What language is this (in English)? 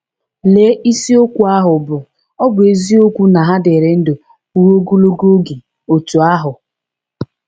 Igbo